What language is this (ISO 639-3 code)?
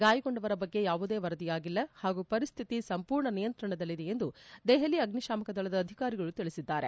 kan